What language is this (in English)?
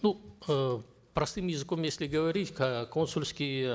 Kazakh